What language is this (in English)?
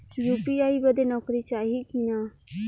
Bhojpuri